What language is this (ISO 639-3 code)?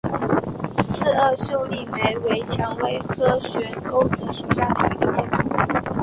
zho